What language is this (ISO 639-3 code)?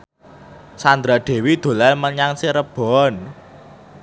jav